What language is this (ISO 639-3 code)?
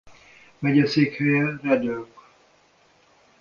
hun